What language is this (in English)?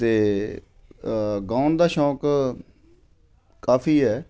Punjabi